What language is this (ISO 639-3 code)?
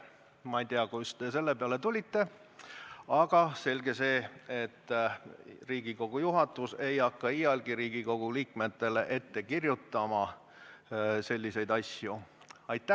est